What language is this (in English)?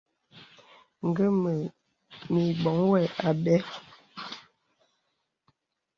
Bebele